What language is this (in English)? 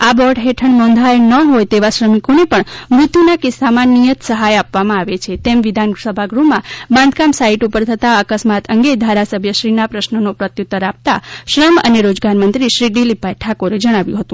Gujarati